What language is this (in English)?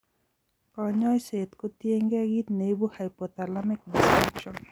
Kalenjin